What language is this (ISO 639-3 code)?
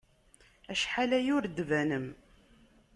kab